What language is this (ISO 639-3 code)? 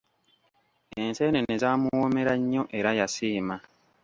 lug